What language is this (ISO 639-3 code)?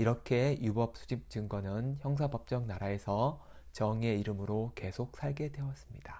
kor